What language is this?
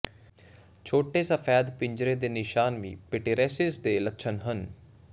Punjabi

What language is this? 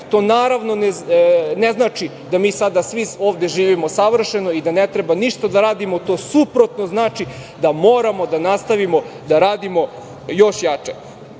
Serbian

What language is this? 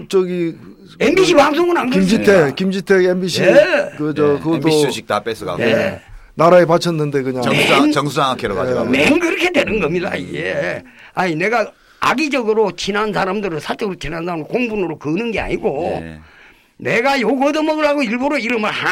Korean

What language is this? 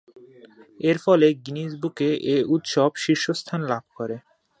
Bangla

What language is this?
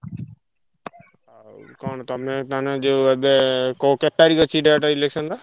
Odia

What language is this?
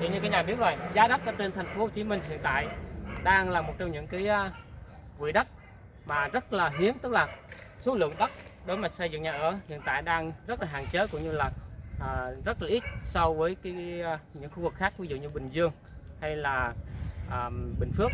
Vietnamese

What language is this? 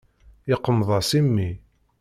Kabyle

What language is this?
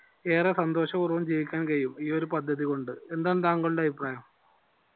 Malayalam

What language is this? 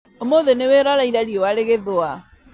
Kikuyu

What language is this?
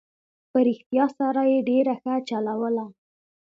Pashto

